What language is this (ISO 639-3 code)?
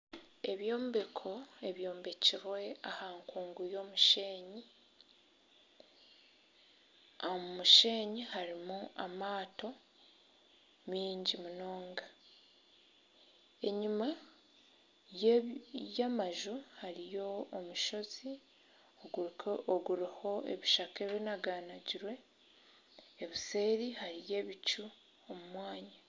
nyn